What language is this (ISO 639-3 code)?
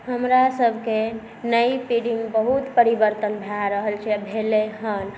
mai